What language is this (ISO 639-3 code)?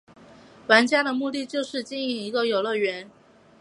zho